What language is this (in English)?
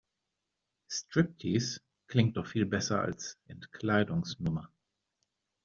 German